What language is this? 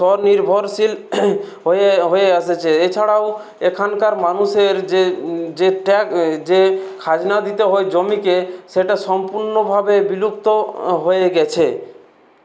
Bangla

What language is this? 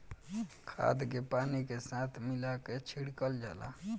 Bhojpuri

